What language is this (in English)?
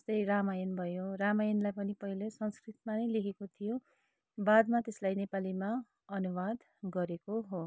Nepali